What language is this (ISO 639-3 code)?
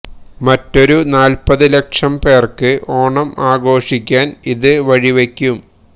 mal